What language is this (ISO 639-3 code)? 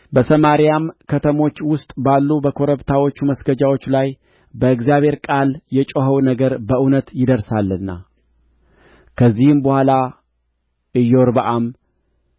amh